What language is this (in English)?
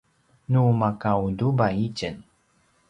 Paiwan